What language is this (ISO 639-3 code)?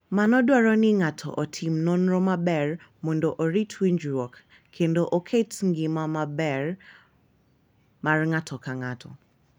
luo